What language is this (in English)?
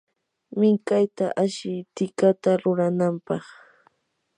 Yanahuanca Pasco Quechua